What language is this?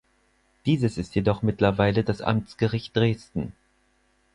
German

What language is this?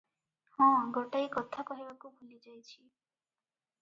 Odia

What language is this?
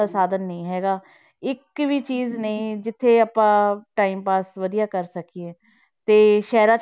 Punjabi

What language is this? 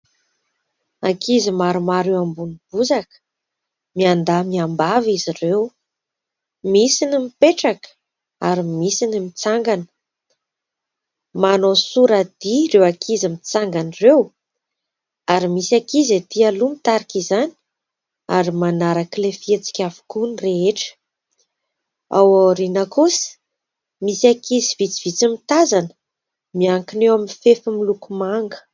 Malagasy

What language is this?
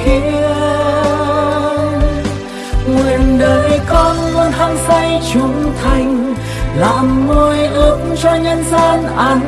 Vietnamese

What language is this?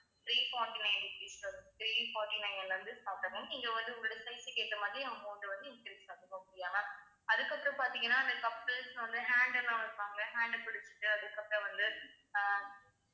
Tamil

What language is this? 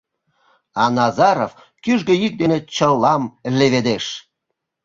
Mari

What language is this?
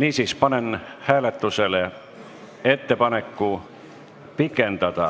Estonian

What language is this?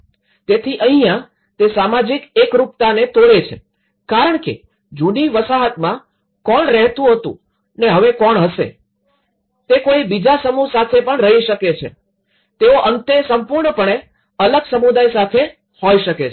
Gujarati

